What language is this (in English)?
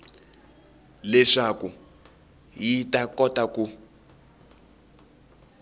Tsonga